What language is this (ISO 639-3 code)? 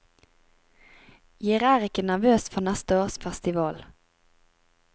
nor